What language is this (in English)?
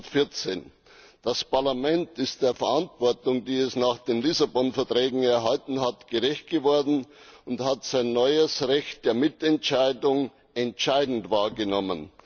German